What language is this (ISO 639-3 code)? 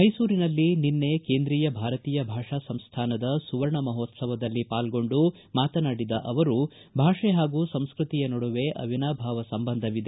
kan